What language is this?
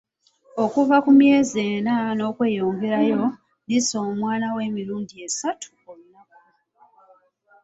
Ganda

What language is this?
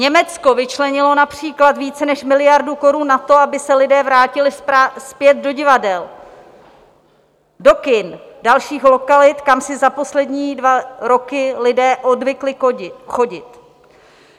Czech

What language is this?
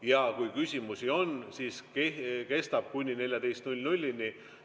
Estonian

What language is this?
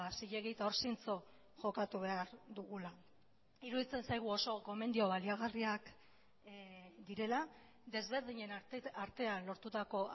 Basque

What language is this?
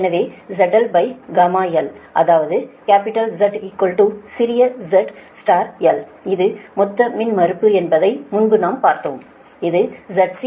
Tamil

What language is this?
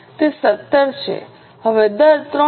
Gujarati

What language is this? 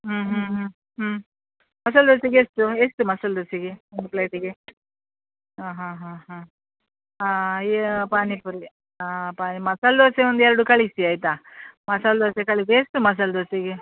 Kannada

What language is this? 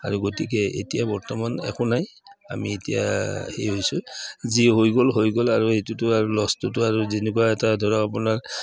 Assamese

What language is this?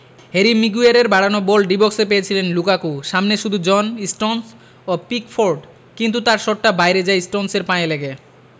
Bangla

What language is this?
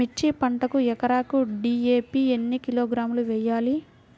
Telugu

